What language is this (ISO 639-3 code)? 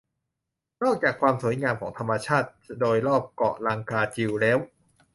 tha